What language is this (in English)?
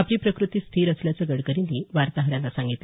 Marathi